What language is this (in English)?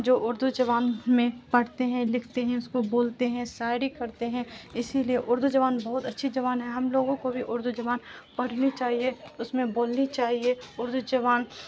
Urdu